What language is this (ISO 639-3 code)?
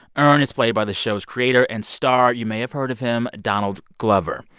eng